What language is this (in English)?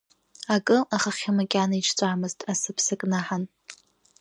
Abkhazian